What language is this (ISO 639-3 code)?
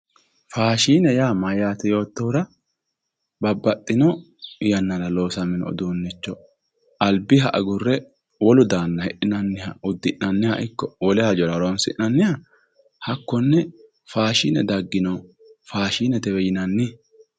sid